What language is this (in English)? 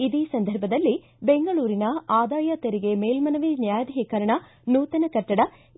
Kannada